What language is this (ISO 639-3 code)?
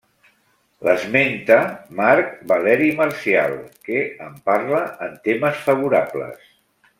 cat